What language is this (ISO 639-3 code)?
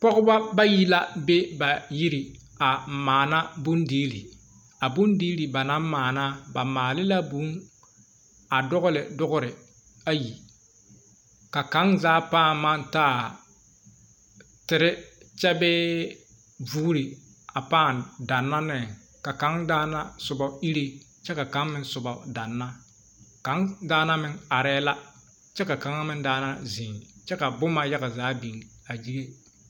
dga